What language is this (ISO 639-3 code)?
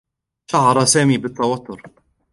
ara